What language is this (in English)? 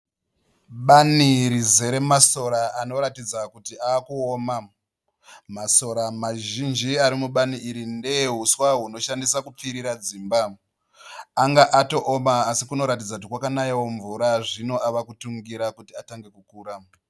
Shona